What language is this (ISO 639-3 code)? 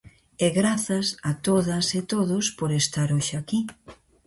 glg